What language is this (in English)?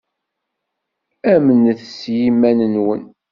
Kabyle